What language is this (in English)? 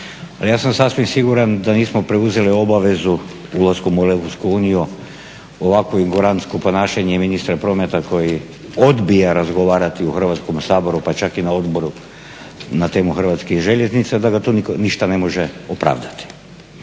Croatian